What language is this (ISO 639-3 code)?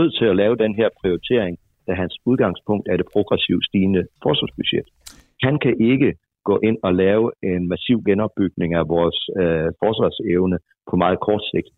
dan